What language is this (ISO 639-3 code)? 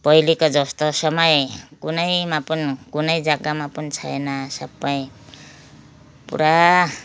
nep